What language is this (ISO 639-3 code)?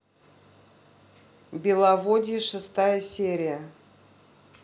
rus